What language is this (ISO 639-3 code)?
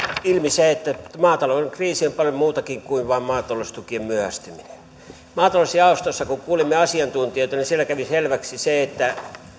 fin